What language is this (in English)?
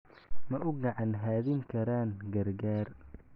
Somali